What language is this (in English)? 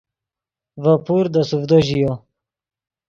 Yidgha